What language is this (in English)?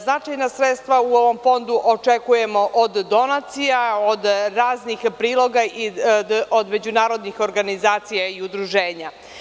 Serbian